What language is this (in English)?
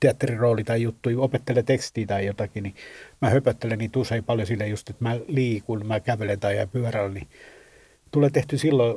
Finnish